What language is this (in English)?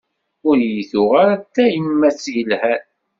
Kabyle